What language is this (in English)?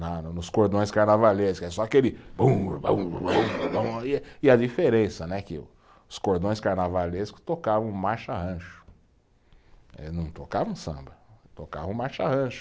Portuguese